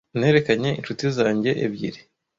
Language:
Kinyarwanda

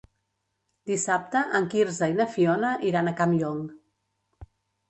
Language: Catalan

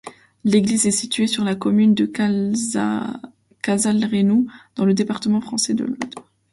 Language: French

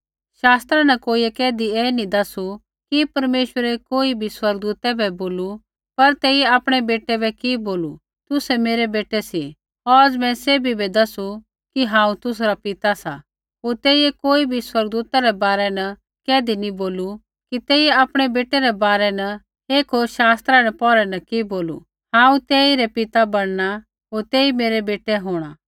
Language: Kullu Pahari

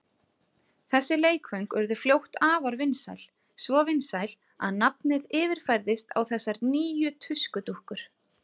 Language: Icelandic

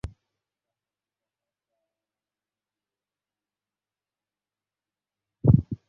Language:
Bangla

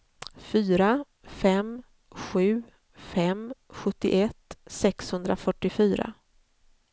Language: Swedish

